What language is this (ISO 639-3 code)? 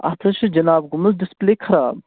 kas